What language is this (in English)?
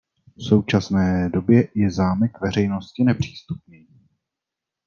Czech